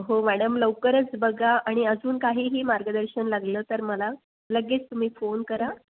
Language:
Marathi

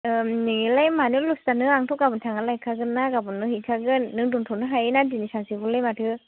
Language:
Bodo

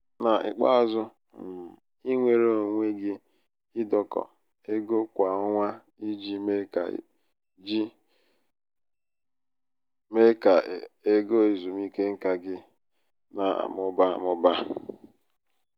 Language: Igbo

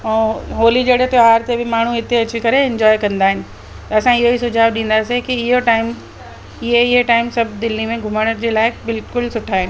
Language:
Sindhi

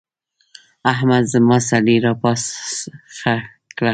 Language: Pashto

